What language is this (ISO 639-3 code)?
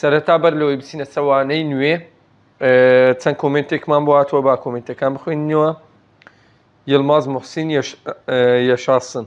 tur